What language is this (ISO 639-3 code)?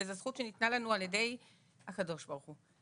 heb